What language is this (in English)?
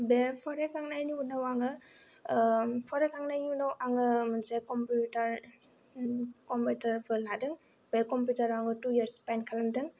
Bodo